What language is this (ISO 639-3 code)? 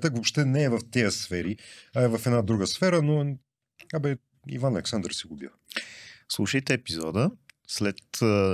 bul